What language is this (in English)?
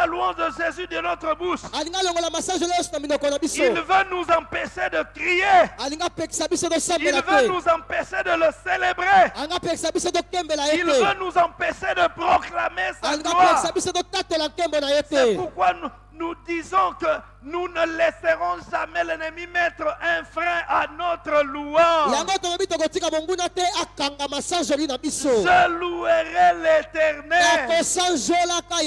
French